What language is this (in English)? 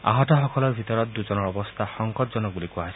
Assamese